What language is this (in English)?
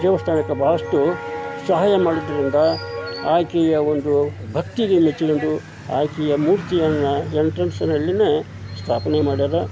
Kannada